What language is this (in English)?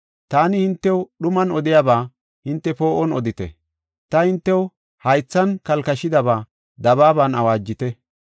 Gofa